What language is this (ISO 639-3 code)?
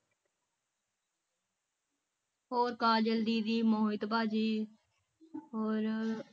pan